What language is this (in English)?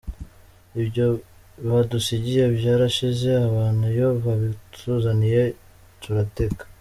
Kinyarwanda